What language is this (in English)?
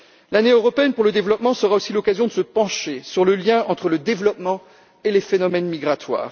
French